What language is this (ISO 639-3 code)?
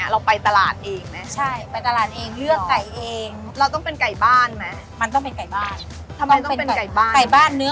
tha